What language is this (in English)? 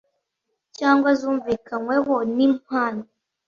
Kinyarwanda